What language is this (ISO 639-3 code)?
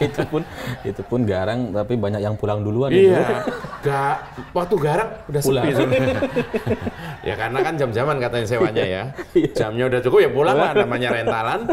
ind